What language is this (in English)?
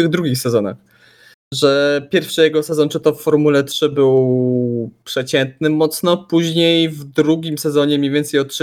Polish